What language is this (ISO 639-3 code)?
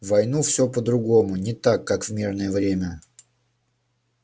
rus